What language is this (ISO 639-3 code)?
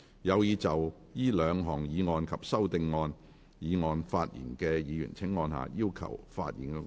yue